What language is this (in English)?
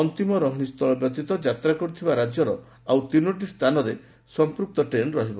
Odia